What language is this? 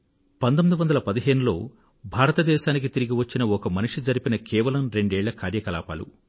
Telugu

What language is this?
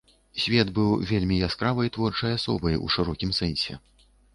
Belarusian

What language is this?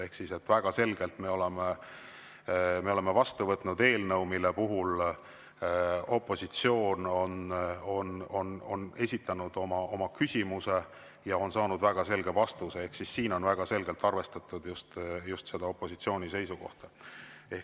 Estonian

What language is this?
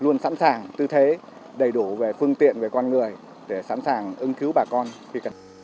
Vietnamese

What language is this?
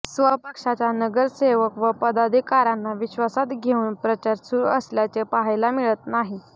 Marathi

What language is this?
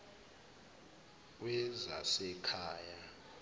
Zulu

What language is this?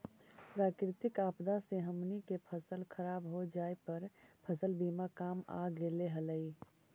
Magahi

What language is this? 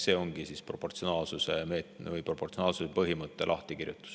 Estonian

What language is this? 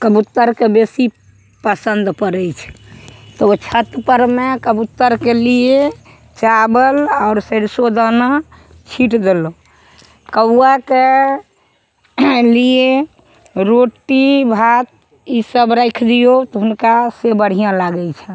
Maithili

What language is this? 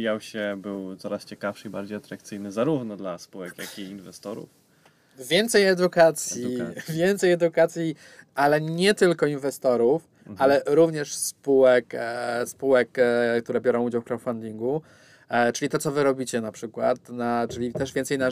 Polish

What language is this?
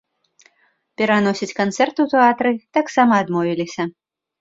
Belarusian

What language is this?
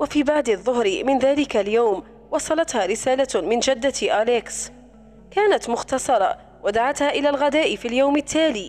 Arabic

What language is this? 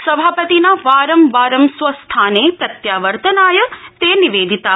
Sanskrit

